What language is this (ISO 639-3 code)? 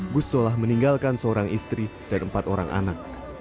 ind